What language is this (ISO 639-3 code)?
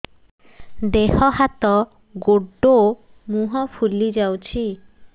ori